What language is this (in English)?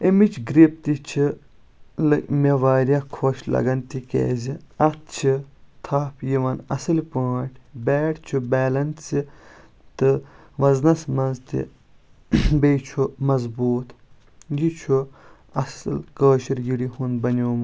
Kashmiri